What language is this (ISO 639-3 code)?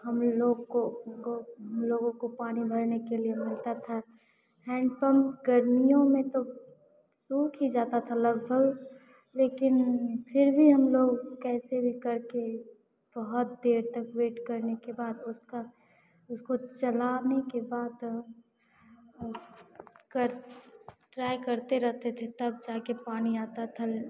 hin